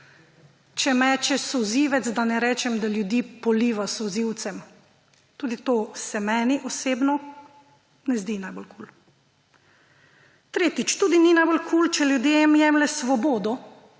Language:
Slovenian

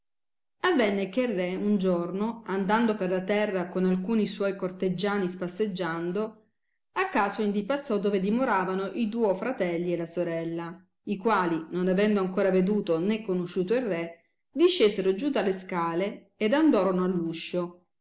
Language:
Italian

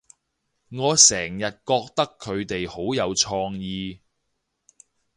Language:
Cantonese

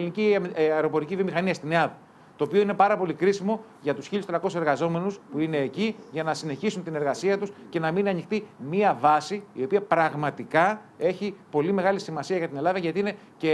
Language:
Greek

